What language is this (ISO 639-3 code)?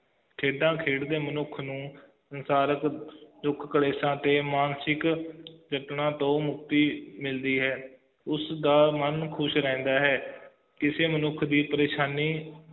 pan